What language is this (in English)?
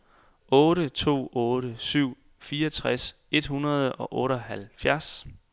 Danish